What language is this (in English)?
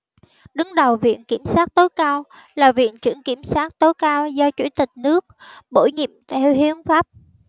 Vietnamese